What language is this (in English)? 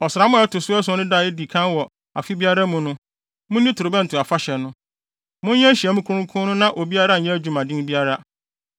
Akan